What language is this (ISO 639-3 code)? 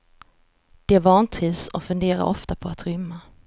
swe